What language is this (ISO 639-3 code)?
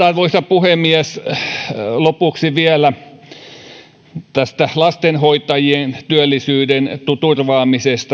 fin